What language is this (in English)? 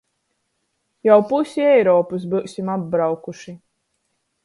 Latgalian